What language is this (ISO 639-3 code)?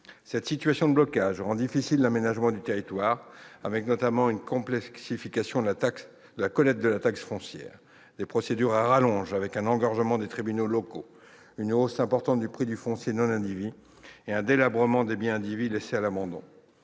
fra